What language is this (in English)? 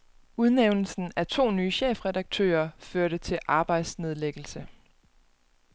Danish